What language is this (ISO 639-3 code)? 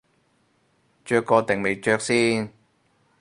yue